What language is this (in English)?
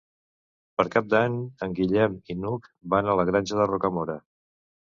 Catalan